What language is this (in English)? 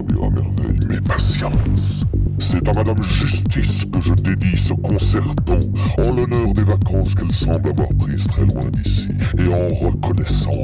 French